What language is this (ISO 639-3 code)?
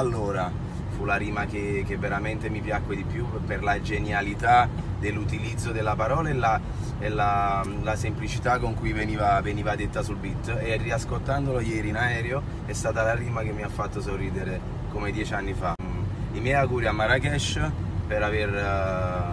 ita